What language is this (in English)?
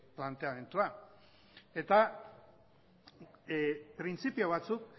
Basque